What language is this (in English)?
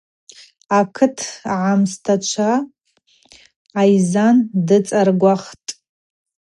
Abaza